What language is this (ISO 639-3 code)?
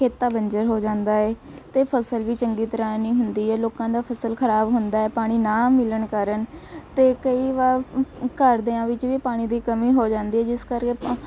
pan